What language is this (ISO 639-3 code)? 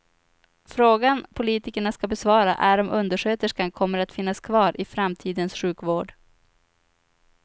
swe